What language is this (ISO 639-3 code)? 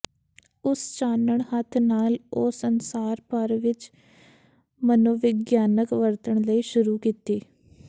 pan